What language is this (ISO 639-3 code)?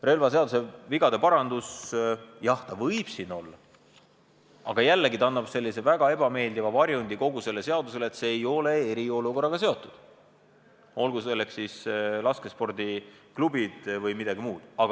est